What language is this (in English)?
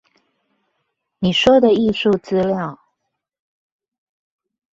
Chinese